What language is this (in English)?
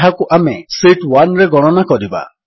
Odia